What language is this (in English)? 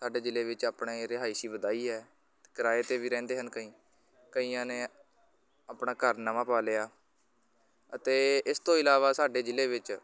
Punjabi